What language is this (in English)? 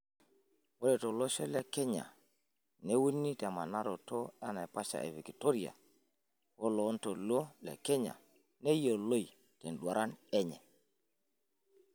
Masai